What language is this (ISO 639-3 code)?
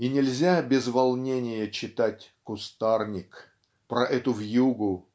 rus